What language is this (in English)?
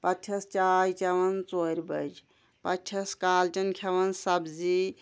Kashmiri